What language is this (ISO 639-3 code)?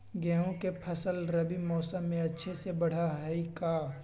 mag